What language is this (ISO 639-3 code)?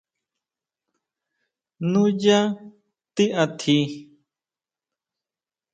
mau